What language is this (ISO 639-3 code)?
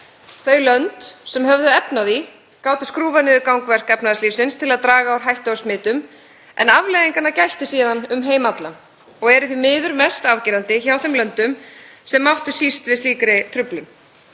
isl